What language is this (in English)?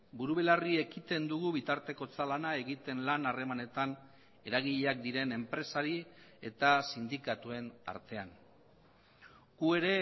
Basque